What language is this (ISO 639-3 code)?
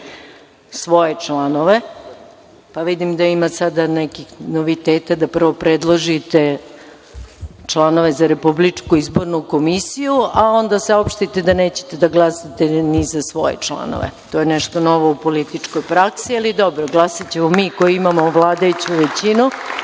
srp